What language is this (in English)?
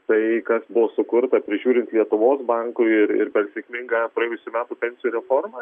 Lithuanian